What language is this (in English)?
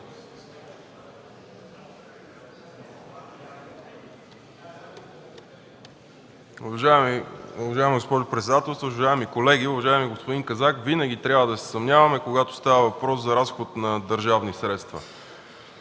Bulgarian